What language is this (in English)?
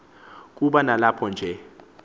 Xhosa